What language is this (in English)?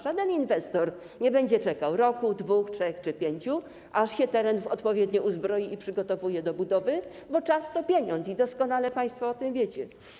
Polish